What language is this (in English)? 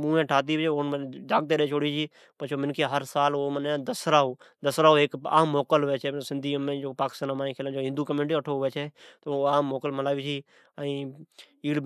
Od